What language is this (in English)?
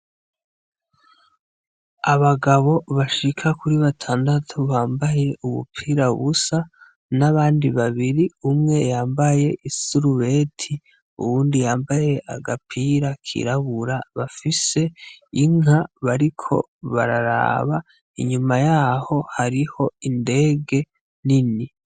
Rundi